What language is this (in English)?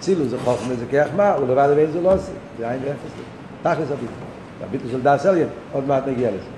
Hebrew